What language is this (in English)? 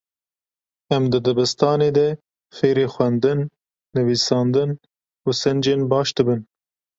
Kurdish